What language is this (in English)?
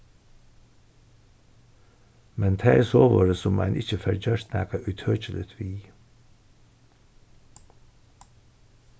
Faroese